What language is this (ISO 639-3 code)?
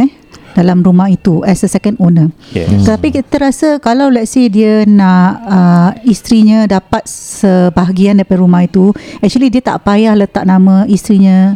msa